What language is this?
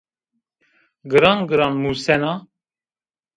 Zaza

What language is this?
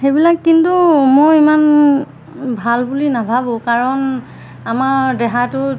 Assamese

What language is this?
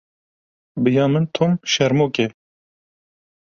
Kurdish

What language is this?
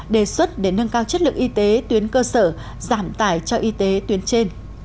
Vietnamese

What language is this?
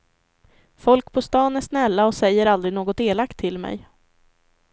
Swedish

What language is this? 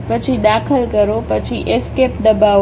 Gujarati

